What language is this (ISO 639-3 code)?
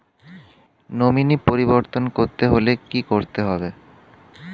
ben